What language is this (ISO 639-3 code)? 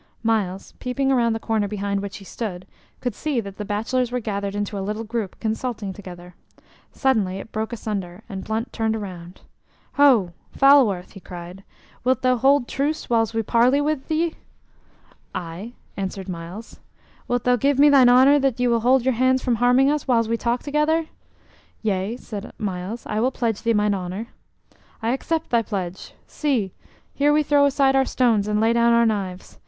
eng